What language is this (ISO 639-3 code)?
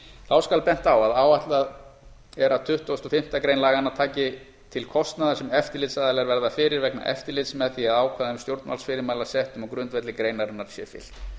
isl